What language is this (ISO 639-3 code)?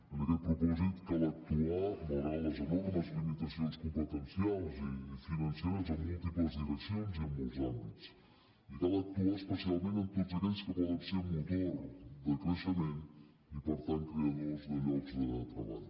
cat